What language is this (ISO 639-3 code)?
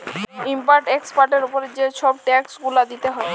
ben